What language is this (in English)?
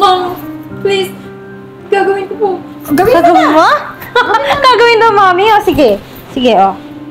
Filipino